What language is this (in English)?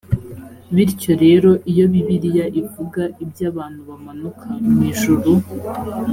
Kinyarwanda